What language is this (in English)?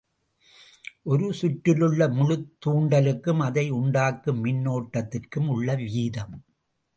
Tamil